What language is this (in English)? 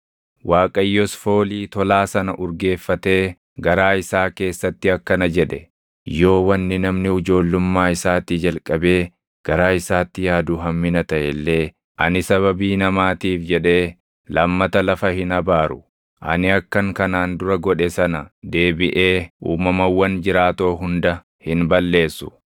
Oromo